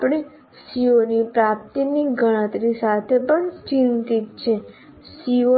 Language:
Gujarati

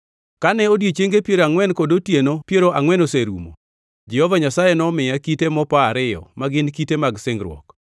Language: Luo (Kenya and Tanzania)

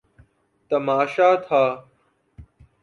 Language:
Urdu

